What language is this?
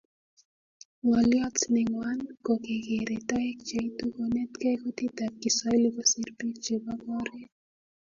Kalenjin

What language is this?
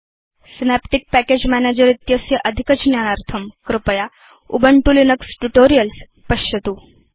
Sanskrit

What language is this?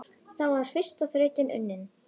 Icelandic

